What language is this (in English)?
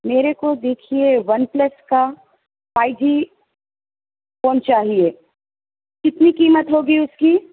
Urdu